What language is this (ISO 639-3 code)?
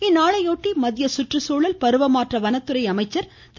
tam